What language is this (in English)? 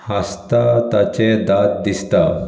Konkani